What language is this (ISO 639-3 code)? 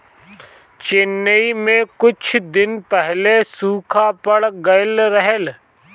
bho